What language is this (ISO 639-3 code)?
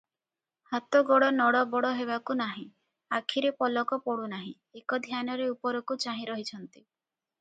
ori